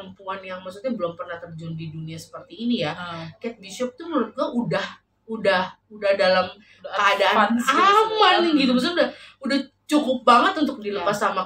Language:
Indonesian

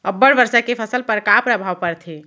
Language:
Chhattisgarhi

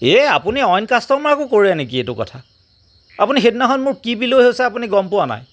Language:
Assamese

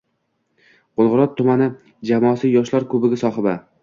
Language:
Uzbek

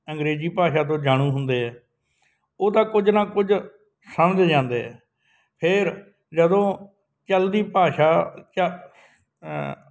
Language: Punjabi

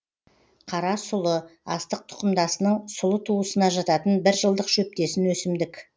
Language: Kazakh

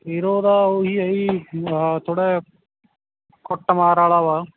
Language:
Punjabi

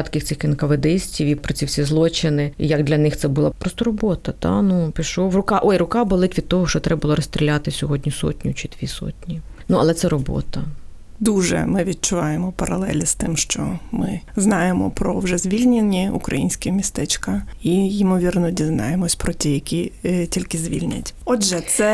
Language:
Ukrainian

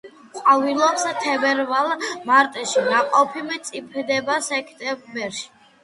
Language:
Georgian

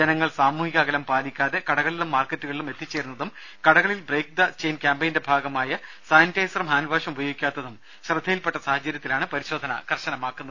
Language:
Malayalam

